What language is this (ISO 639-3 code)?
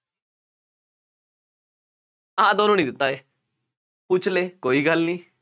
pan